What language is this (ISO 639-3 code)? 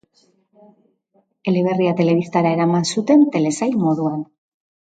eus